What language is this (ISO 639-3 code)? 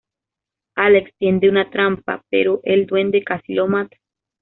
spa